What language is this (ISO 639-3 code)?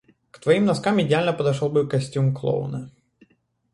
rus